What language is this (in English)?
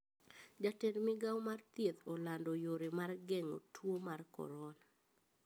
Luo (Kenya and Tanzania)